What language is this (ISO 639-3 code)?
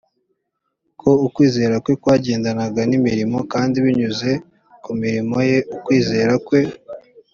kin